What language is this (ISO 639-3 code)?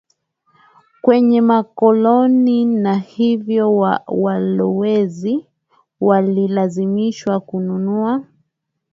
swa